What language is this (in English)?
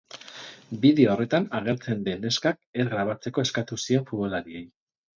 Basque